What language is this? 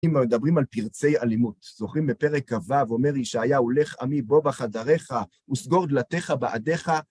Hebrew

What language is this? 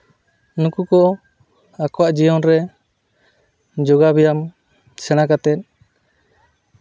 Santali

